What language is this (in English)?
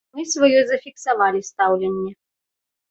Belarusian